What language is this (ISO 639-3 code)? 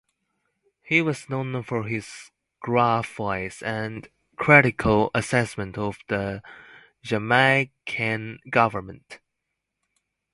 eng